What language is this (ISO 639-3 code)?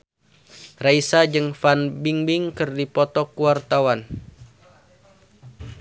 sun